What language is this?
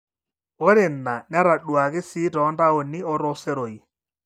Masai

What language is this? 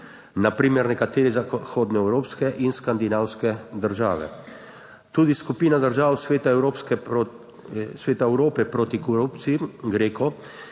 Slovenian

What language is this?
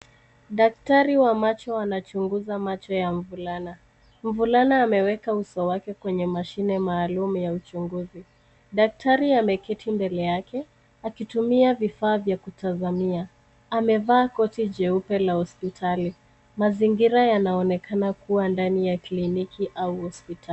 Swahili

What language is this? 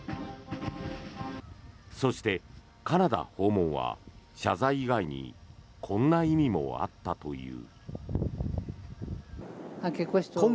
Japanese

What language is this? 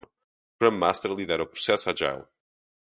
Portuguese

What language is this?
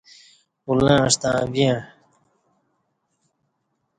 Kati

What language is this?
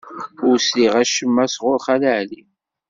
Kabyle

